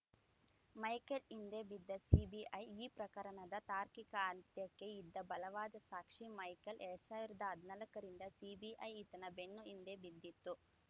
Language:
Kannada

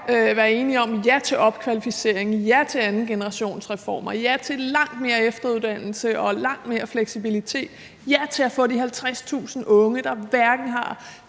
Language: Danish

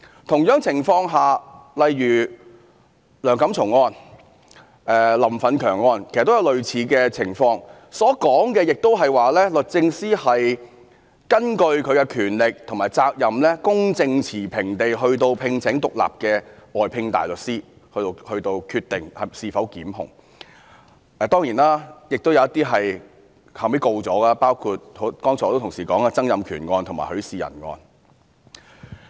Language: Cantonese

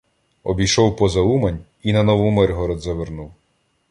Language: Ukrainian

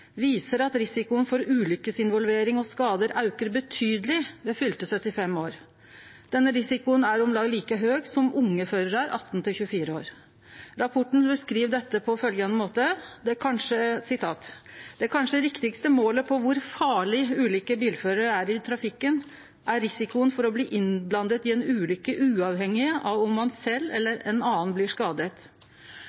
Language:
Norwegian Nynorsk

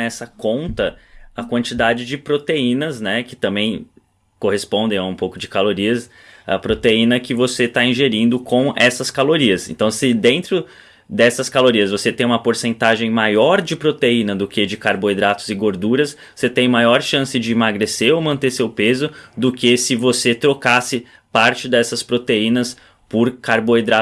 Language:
Portuguese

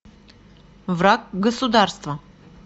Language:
Russian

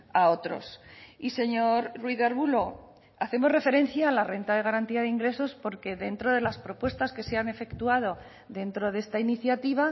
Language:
Spanish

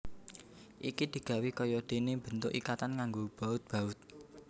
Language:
Javanese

